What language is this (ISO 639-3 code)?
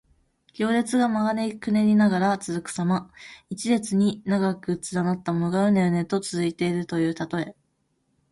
jpn